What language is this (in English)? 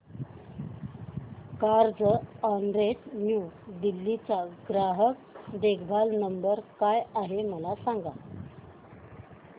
Marathi